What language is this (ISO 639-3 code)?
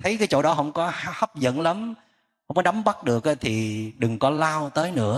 vie